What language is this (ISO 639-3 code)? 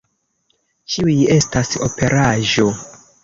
epo